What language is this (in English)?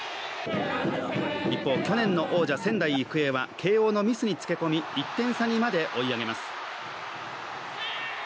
Japanese